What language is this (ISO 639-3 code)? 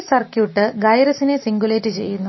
mal